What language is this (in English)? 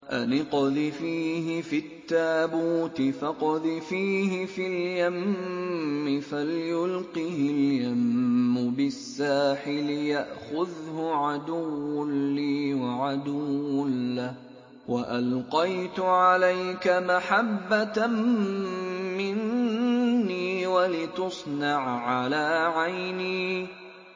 Arabic